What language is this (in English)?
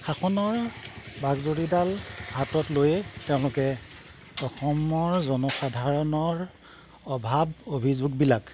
Assamese